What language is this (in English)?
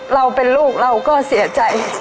Thai